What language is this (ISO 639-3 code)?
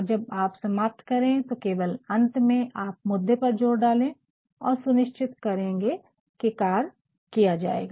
hin